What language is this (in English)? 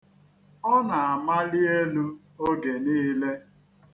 Igbo